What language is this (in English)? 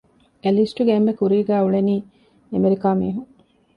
Divehi